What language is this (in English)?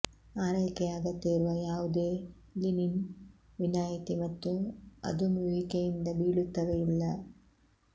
Kannada